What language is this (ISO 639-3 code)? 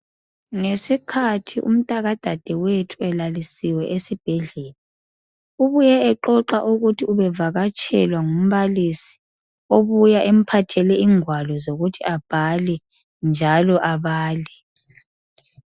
nde